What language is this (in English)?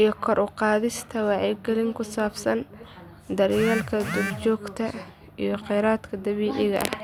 Somali